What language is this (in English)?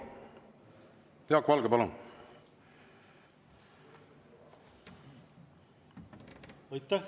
Estonian